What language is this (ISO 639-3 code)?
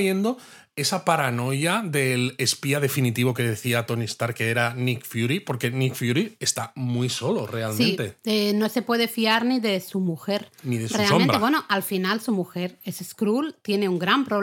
spa